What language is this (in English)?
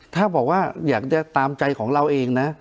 Thai